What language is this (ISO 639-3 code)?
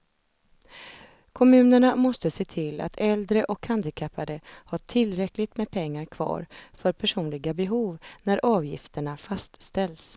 swe